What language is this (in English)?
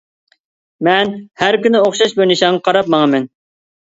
Uyghur